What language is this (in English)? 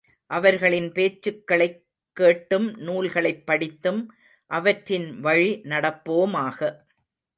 Tamil